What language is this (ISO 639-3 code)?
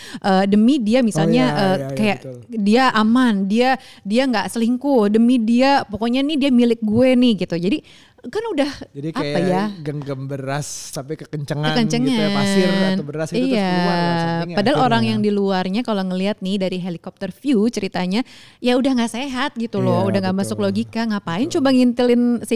ind